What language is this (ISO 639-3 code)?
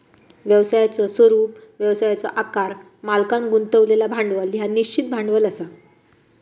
mar